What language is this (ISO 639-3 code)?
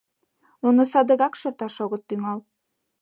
chm